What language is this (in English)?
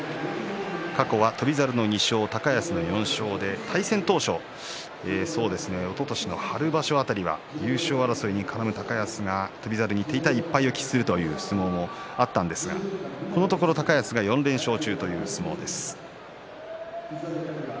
Japanese